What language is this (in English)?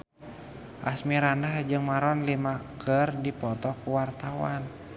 Sundanese